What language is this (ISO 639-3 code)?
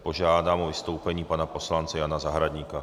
ces